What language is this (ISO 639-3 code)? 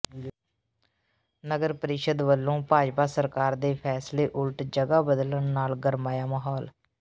pan